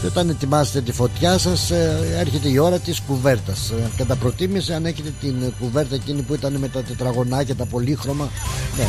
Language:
Greek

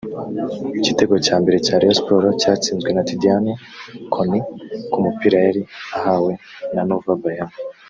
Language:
Kinyarwanda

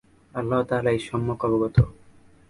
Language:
Bangla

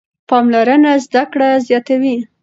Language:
Pashto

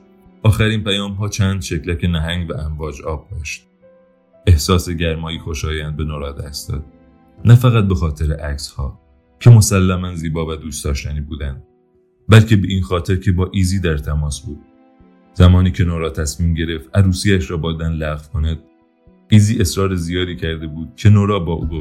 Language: Persian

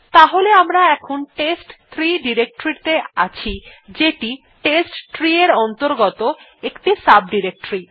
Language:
Bangla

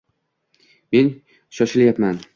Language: Uzbek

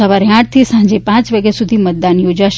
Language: Gujarati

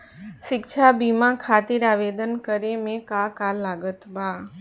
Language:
Bhojpuri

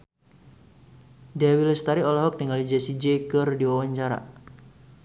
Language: Sundanese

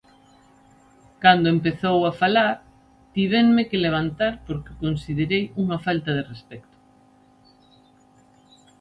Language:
Galician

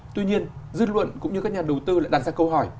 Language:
Vietnamese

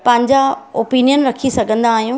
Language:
Sindhi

